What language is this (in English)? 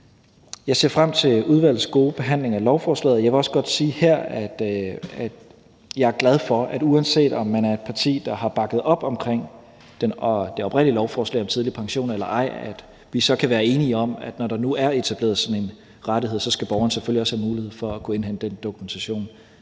Danish